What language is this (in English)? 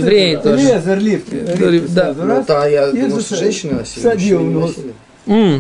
Russian